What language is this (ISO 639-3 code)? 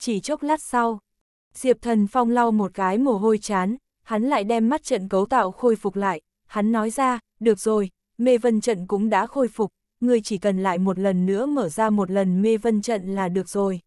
vie